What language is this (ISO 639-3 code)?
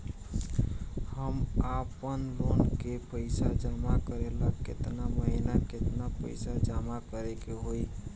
bho